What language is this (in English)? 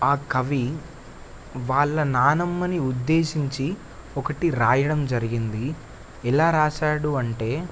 Telugu